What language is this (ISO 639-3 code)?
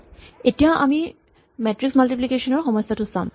asm